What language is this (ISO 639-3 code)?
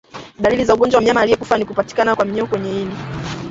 swa